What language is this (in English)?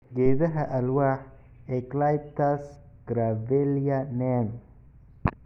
Somali